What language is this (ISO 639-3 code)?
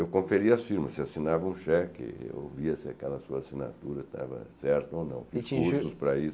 por